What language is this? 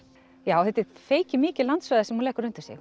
Icelandic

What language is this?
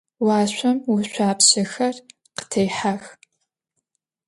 Adyghe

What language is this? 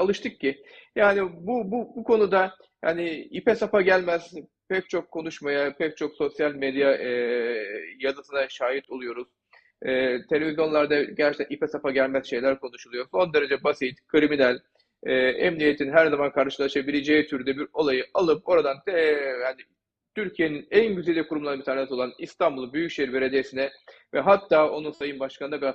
Turkish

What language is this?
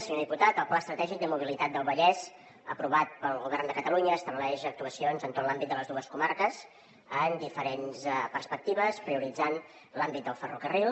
Catalan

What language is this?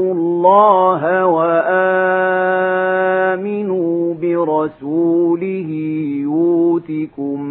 Arabic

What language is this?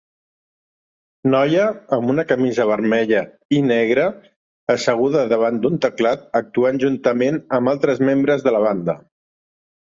Catalan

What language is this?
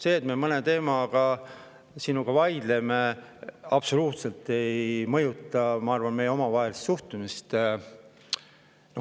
Estonian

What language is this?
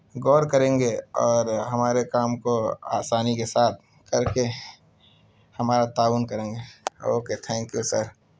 Urdu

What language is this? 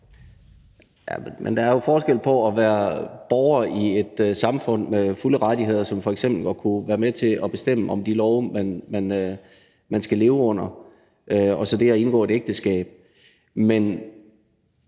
Danish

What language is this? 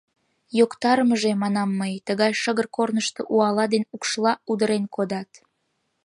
Mari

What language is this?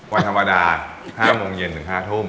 Thai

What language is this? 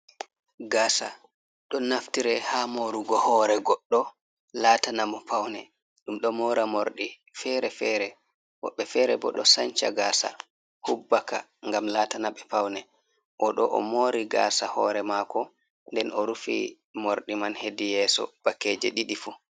Fula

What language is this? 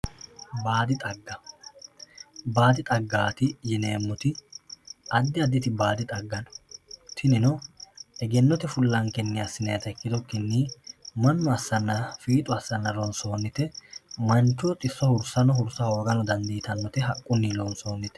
Sidamo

